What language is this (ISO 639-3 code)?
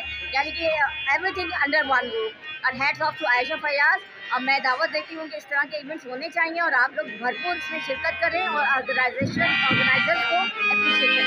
hin